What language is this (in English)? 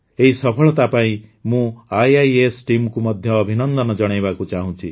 Odia